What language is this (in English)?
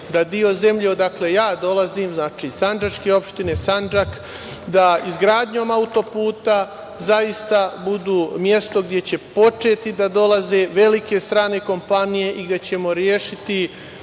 Serbian